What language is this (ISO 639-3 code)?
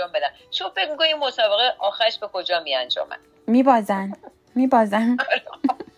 fas